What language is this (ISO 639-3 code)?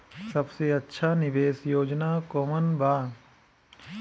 bho